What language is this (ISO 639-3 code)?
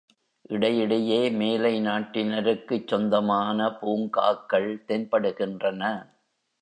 tam